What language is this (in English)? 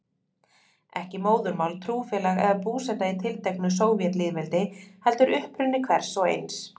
Icelandic